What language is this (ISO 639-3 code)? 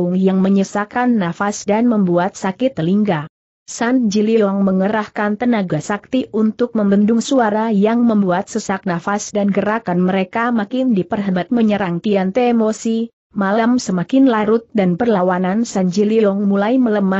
ind